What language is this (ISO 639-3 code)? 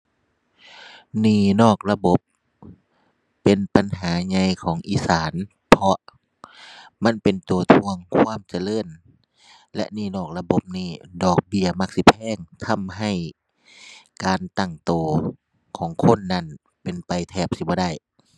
tha